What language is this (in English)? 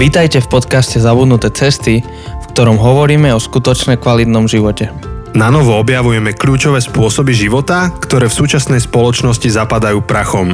Slovak